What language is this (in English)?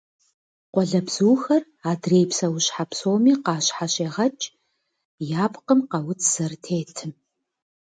Kabardian